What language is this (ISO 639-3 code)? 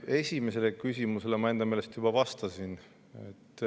est